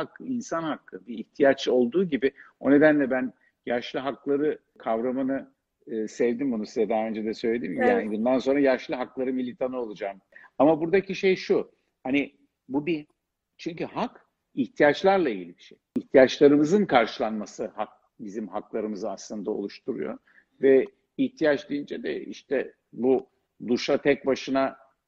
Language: Turkish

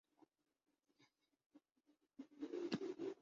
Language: Urdu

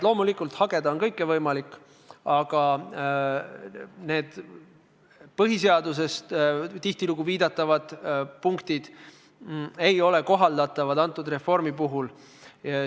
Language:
Estonian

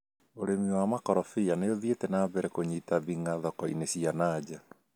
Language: Kikuyu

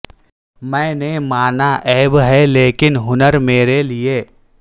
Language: Urdu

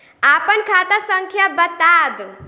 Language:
Bhojpuri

